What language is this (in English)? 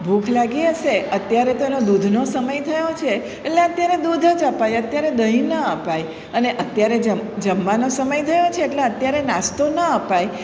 Gujarati